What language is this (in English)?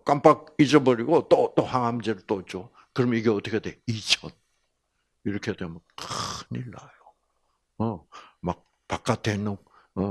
Korean